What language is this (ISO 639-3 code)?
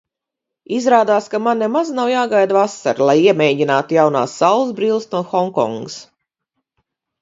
lav